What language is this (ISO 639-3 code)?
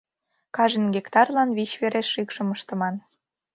chm